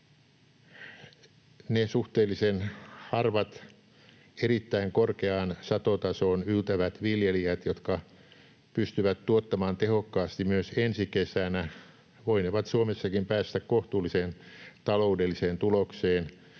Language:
Finnish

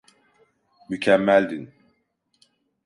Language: Turkish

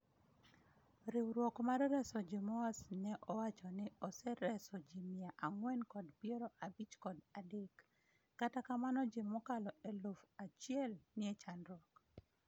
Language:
Luo (Kenya and Tanzania)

